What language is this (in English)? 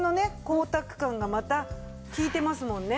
Japanese